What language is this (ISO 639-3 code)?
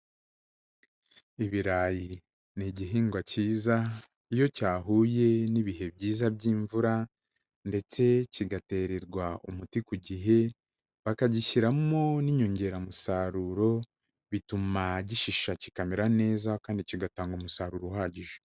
kin